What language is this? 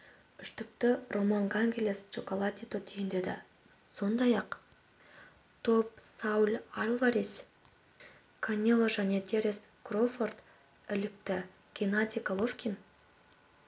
Kazakh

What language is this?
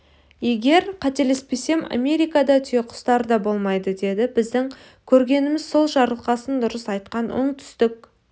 Kazakh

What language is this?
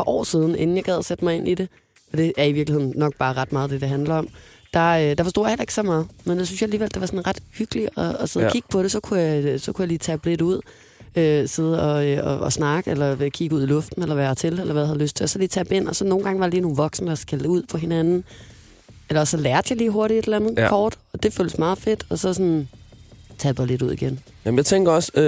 Danish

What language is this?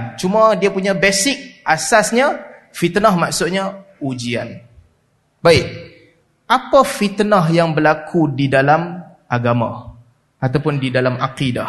Malay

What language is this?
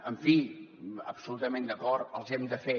Catalan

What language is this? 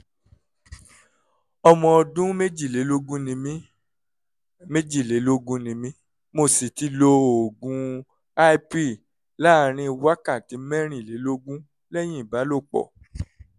Yoruba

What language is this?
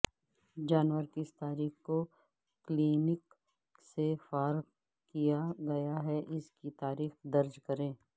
Urdu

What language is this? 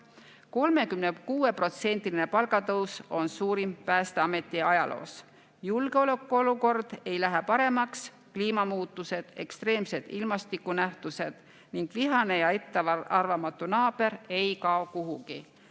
Estonian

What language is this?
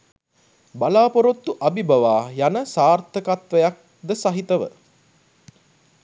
Sinhala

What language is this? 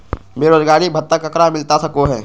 Magahi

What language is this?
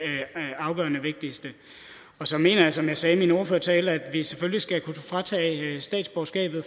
Danish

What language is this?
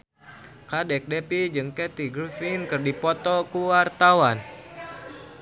Sundanese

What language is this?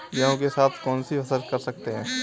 Hindi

